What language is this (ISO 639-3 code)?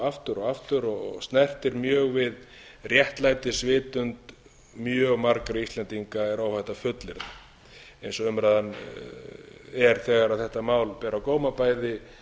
isl